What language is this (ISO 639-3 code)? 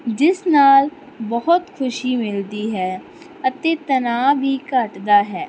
pan